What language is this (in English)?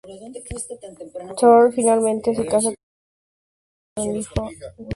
Spanish